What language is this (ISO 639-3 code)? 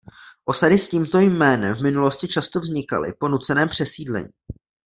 ces